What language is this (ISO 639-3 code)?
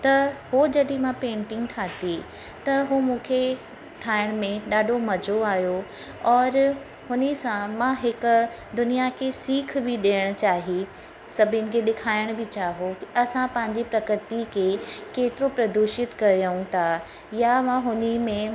snd